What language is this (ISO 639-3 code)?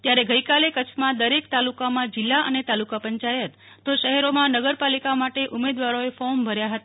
guj